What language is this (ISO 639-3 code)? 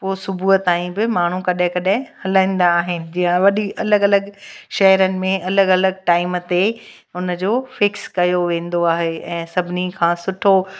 snd